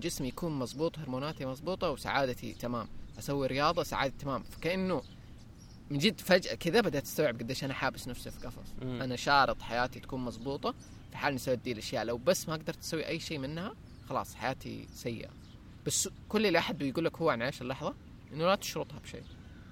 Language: Arabic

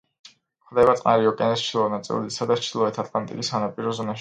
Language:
Georgian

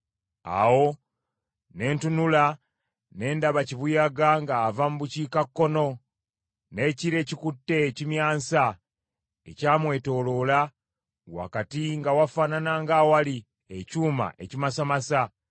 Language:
Ganda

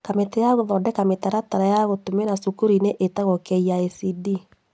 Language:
Kikuyu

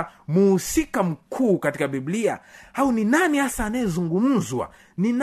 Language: Swahili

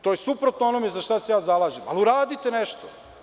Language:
Serbian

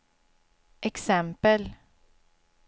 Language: Swedish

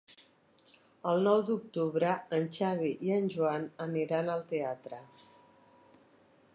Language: Catalan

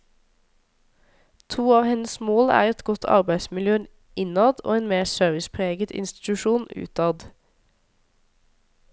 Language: Norwegian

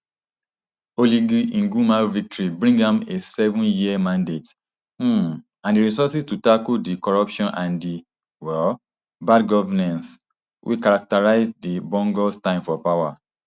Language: Nigerian Pidgin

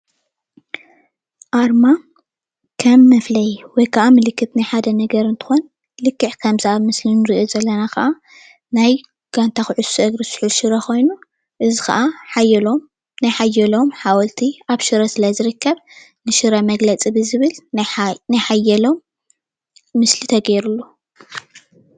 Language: Tigrinya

